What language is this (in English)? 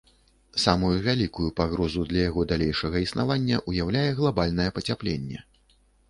Belarusian